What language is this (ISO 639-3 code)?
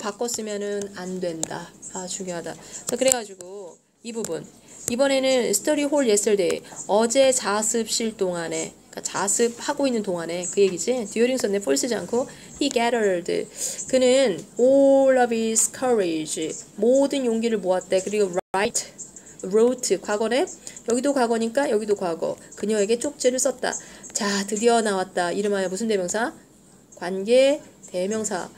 kor